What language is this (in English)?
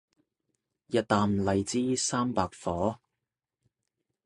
Cantonese